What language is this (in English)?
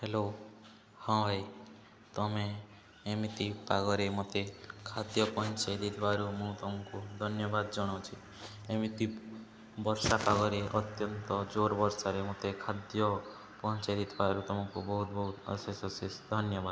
Odia